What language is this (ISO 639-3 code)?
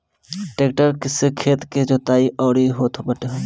bho